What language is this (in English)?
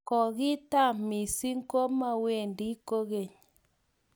Kalenjin